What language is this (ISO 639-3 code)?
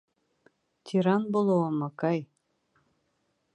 bak